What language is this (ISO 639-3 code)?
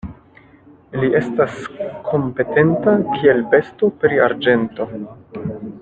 epo